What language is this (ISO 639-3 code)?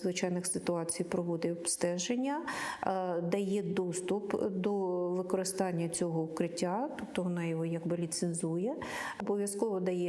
ukr